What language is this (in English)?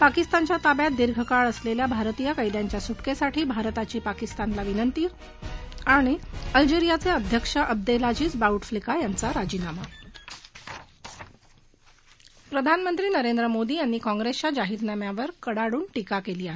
Marathi